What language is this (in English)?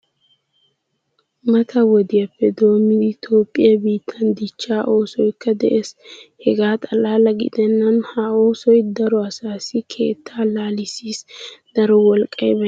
Wolaytta